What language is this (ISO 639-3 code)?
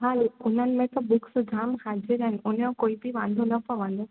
snd